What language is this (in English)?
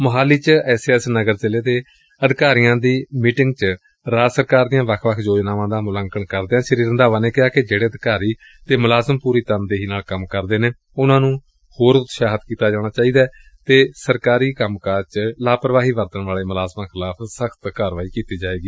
Punjabi